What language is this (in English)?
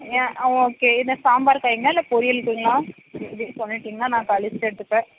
Tamil